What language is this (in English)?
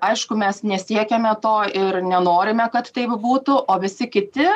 Lithuanian